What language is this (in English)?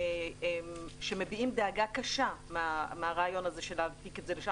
Hebrew